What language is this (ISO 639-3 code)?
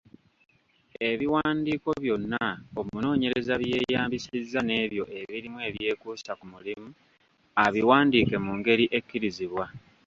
lug